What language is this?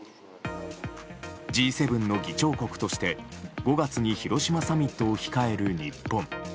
Japanese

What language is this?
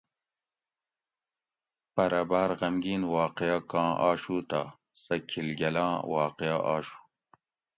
Gawri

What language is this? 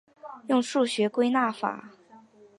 Chinese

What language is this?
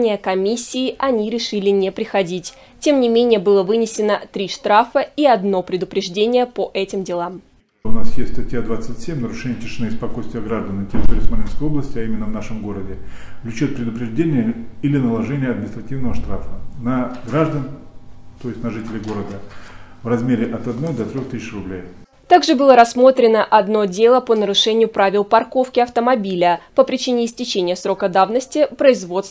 Russian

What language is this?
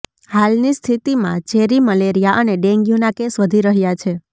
Gujarati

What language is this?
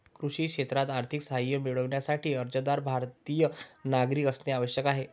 Marathi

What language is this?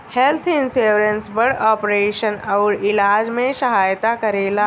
Bhojpuri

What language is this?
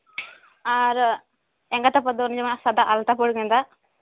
Santali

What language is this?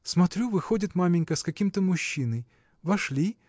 Russian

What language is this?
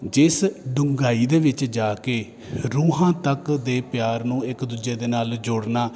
Punjabi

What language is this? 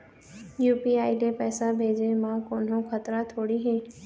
Chhattisgarhi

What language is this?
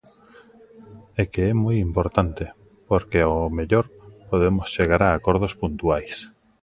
Galician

